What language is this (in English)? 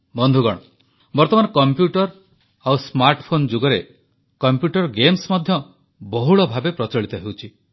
Odia